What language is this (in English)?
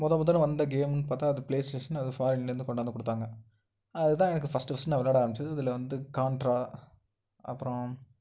Tamil